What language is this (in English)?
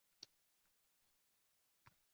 Uzbek